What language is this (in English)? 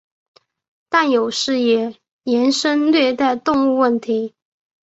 Chinese